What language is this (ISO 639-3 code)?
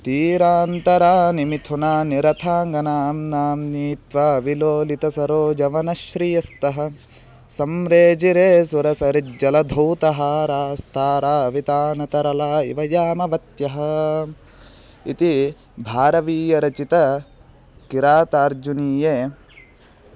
san